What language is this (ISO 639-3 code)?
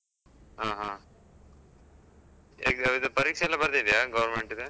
kan